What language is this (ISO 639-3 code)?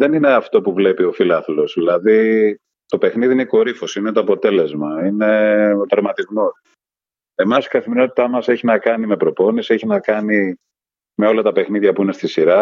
ell